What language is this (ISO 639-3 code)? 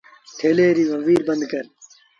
sbn